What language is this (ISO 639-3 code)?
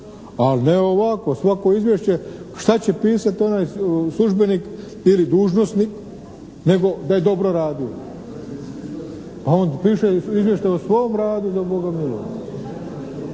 hrv